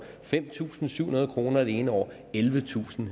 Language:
Danish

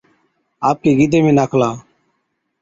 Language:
Od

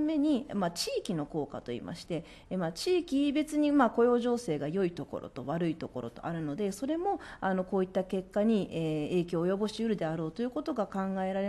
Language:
Japanese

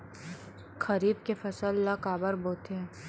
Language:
Chhattisgarhi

